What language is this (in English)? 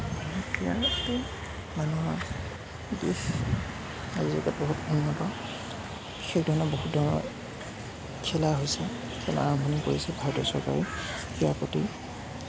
Assamese